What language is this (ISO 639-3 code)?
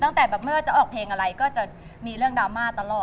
tha